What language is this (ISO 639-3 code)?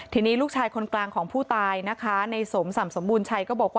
tha